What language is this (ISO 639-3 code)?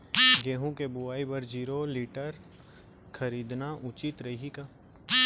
hne